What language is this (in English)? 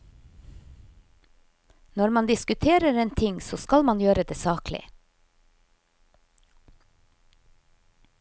Norwegian